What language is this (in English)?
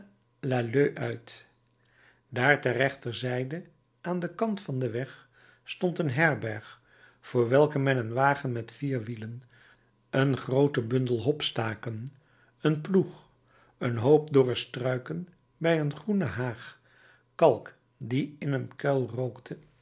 Dutch